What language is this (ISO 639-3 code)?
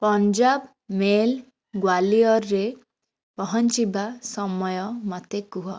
ori